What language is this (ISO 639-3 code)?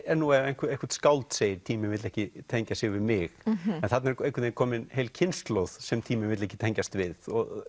isl